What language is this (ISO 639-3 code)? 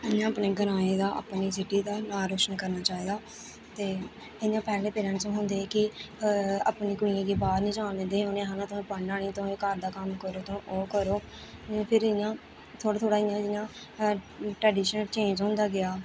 doi